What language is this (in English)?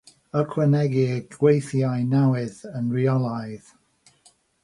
Welsh